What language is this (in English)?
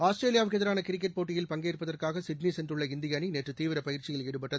Tamil